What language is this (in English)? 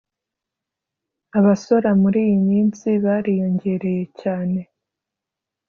Kinyarwanda